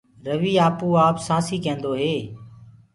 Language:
Gurgula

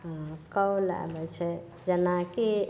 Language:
Maithili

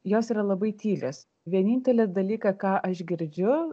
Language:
Lithuanian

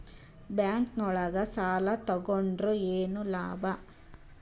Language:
Kannada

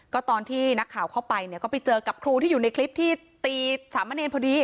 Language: Thai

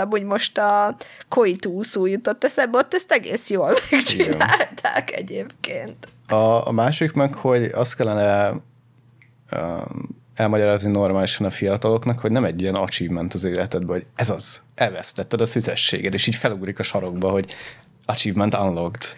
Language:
Hungarian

